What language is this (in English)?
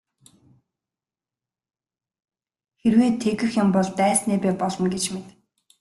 Mongolian